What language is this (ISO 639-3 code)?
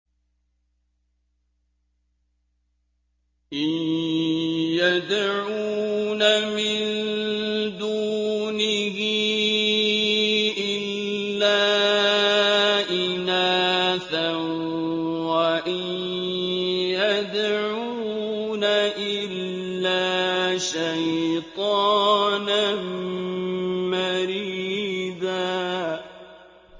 ara